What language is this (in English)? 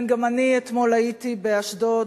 Hebrew